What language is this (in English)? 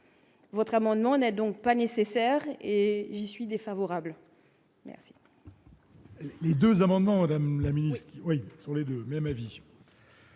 French